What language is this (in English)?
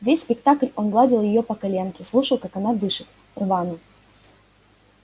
Russian